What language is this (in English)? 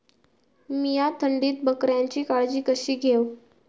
Marathi